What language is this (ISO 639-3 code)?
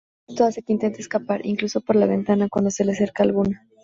spa